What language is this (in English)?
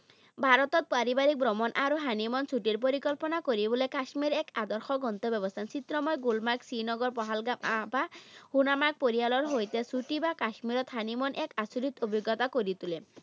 Assamese